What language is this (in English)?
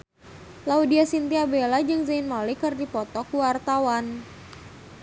Sundanese